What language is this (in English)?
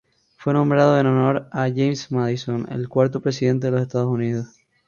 Spanish